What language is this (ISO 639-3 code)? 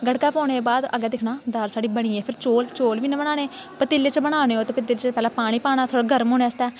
doi